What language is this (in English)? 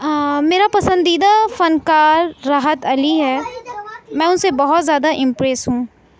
Urdu